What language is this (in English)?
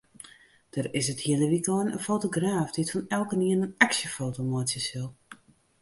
Western Frisian